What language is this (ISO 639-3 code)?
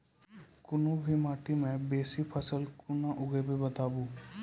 mai